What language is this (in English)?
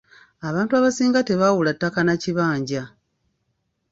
Ganda